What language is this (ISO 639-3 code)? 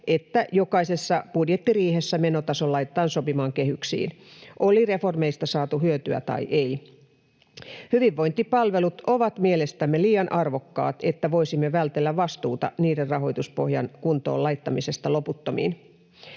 fin